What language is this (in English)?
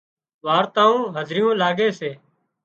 Wadiyara Koli